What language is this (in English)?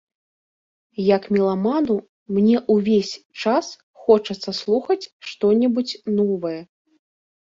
Belarusian